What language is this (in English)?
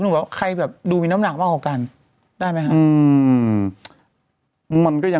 Thai